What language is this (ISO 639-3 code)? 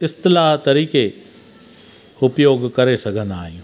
snd